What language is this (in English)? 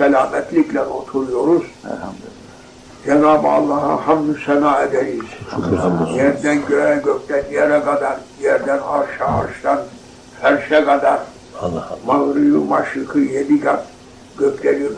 Turkish